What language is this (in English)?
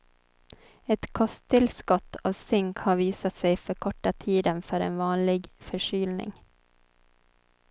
Swedish